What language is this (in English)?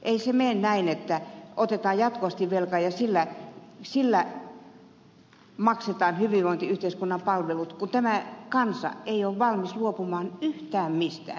Finnish